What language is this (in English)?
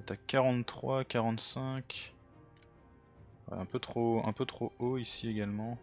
French